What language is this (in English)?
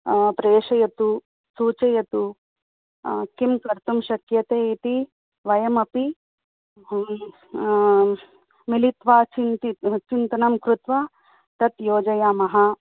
Sanskrit